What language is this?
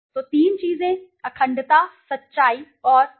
Hindi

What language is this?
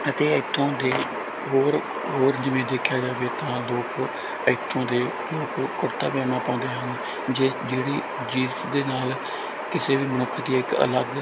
Punjabi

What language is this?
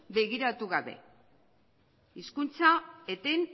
Basque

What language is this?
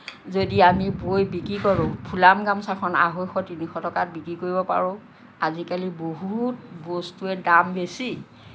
Assamese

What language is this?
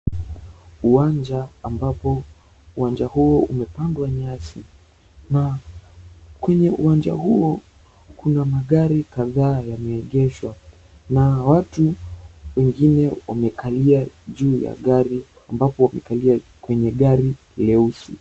Swahili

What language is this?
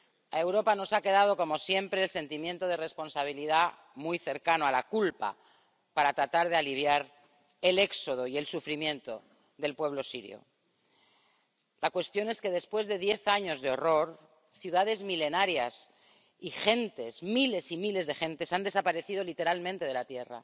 Spanish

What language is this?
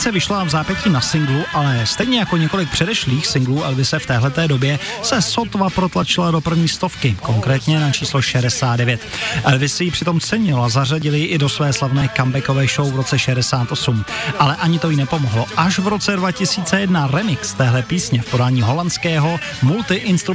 Czech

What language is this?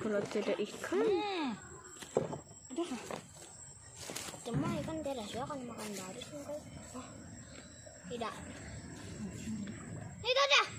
Indonesian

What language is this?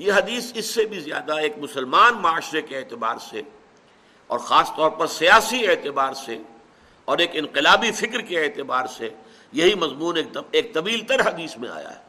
Urdu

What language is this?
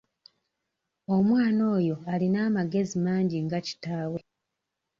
Ganda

